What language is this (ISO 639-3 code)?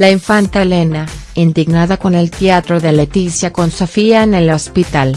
spa